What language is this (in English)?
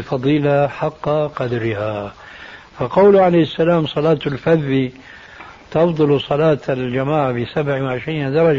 Arabic